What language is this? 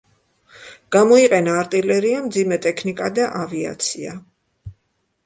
Georgian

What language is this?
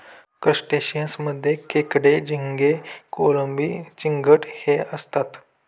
Marathi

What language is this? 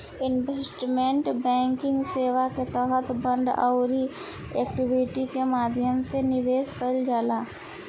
Bhojpuri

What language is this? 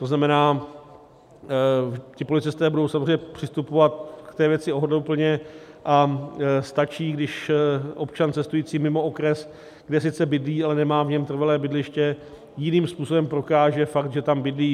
Czech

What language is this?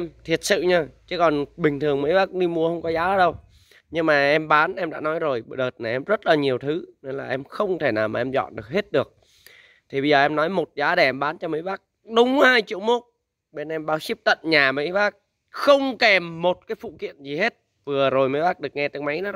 Vietnamese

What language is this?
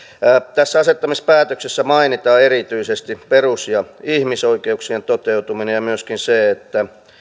Finnish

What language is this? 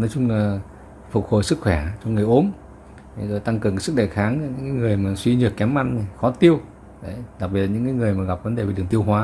Vietnamese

